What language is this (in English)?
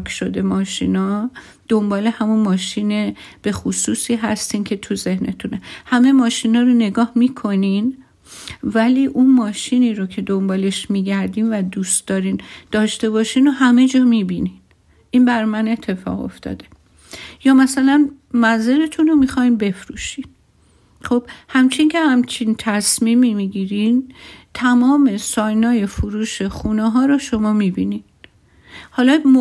Persian